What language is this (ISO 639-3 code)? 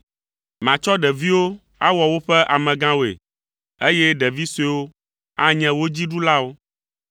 ewe